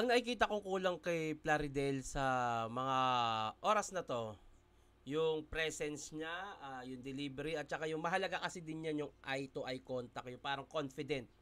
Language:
Filipino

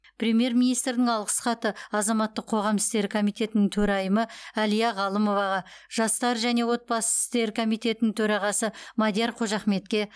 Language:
Kazakh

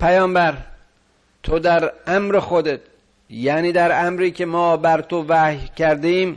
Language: Persian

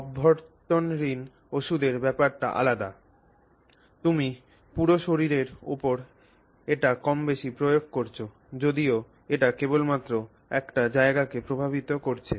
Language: Bangla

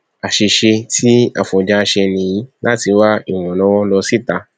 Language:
Yoruba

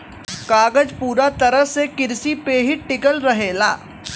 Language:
Bhojpuri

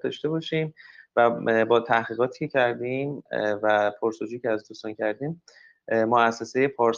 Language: Persian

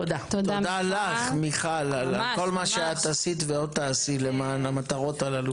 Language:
Hebrew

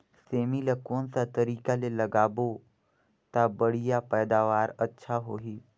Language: Chhattisgarhi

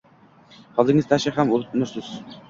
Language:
Uzbek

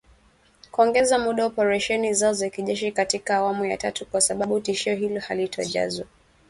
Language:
Swahili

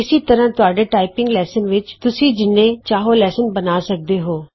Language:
Punjabi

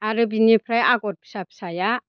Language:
Bodo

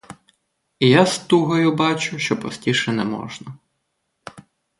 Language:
Ukrainian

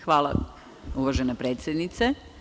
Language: Serbian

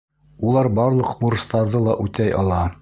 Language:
Bashkir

